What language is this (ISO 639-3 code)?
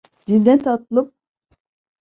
tur